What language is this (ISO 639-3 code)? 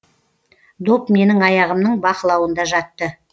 kaz